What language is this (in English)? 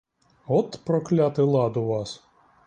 Ukrainian